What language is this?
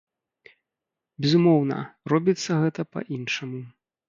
Belarusian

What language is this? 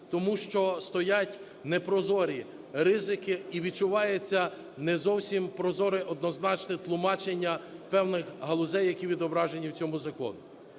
Ukrainian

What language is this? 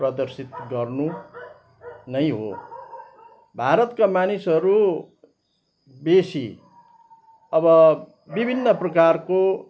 Nepali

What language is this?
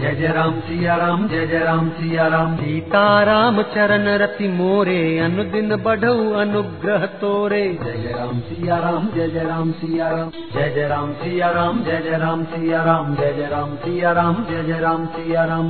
Hindi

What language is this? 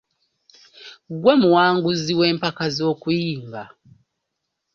Ganda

